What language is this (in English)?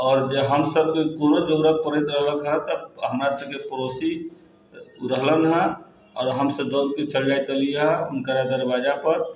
Maithili